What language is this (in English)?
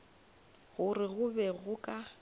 Northern Sotho